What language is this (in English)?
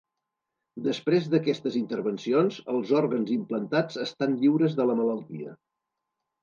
Catalan